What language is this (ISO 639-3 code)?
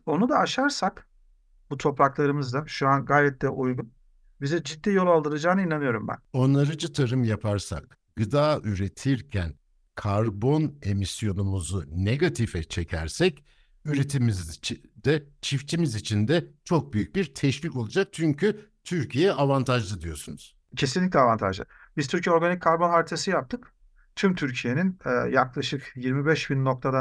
tur